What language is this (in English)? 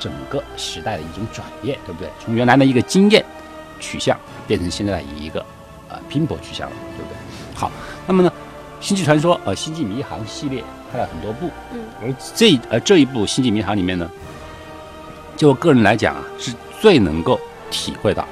Chinese